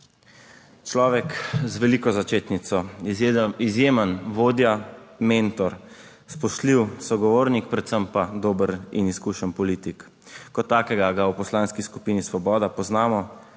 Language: Slovenian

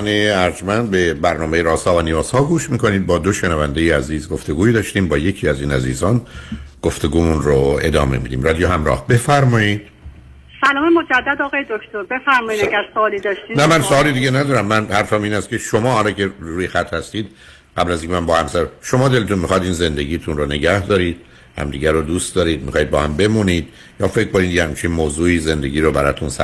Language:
Persian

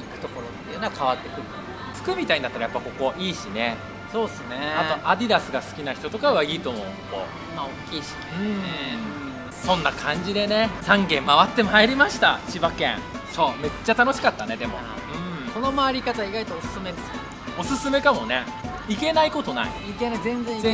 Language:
Japanese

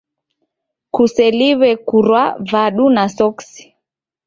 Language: Taita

